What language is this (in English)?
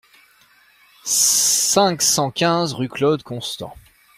French